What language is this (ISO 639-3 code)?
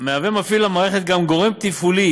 heb